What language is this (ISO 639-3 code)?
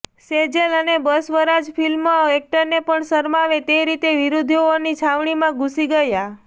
guj